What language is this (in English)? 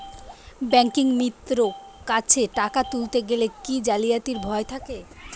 Bangla